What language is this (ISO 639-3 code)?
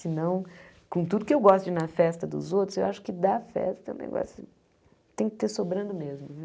por